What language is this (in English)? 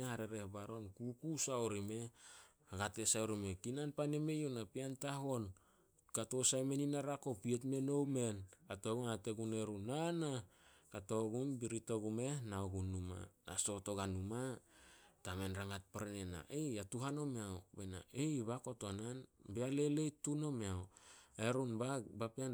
Solos